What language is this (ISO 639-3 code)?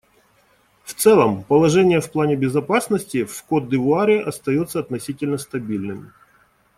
rus